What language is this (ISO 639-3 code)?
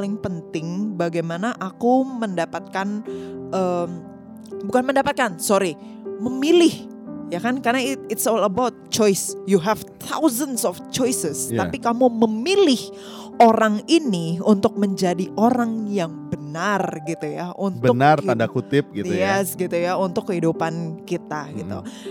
ind